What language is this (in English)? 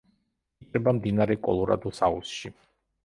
Georgian